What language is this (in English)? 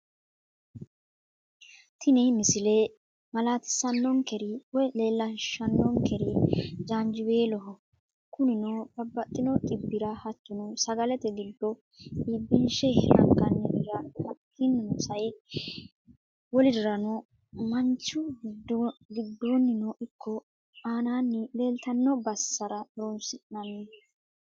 Sidamo